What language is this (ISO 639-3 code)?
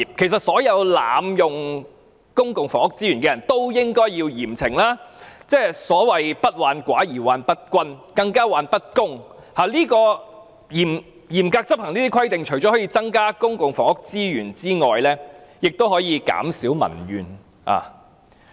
yue